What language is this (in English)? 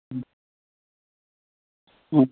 Manipuri